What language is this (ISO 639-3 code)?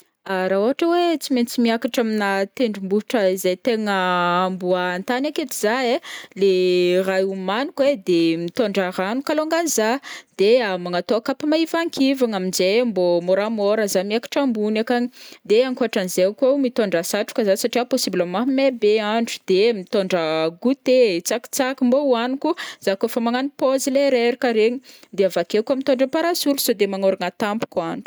bmm